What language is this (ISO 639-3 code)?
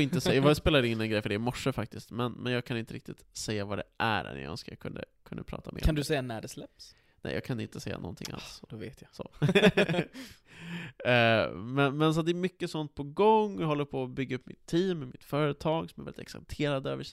swe